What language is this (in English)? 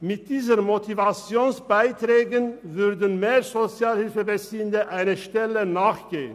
Swiss German